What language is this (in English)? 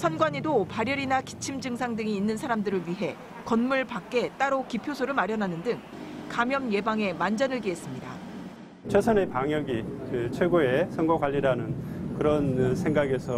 Korean